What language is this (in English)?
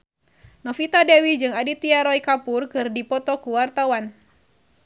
Sundanese